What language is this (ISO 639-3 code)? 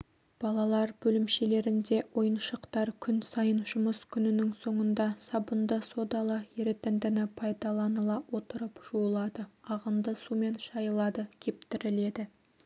kaz